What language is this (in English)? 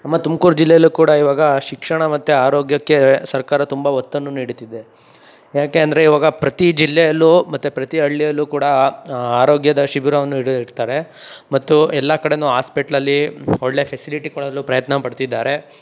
Kannada